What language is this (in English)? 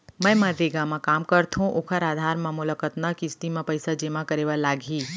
Chhattisgarhi